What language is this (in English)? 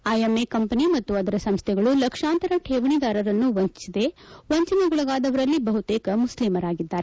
Kannada